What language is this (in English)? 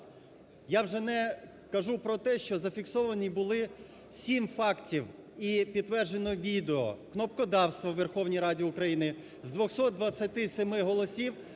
Ukrainian